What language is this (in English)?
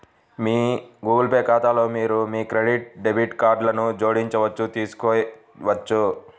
Telugu